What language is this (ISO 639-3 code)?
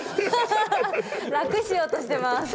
jpn